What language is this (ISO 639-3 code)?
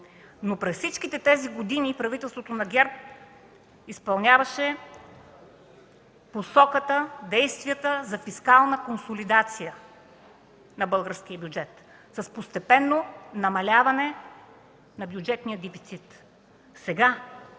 bul